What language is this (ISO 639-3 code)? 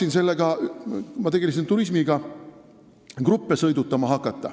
est